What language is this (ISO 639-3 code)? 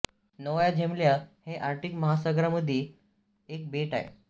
mar